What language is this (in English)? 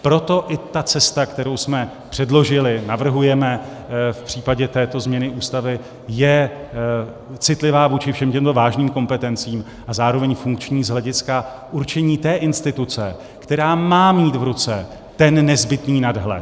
Czech